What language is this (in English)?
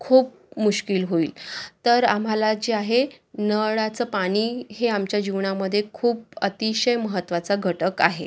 Marathi